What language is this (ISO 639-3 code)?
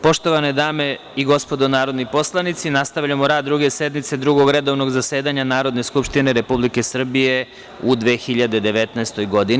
srp